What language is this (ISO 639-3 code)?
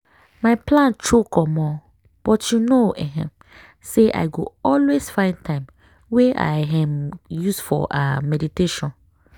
pcm